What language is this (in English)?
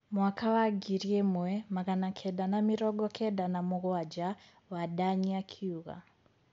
Kikuyu